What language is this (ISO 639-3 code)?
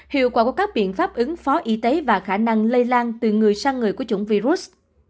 vie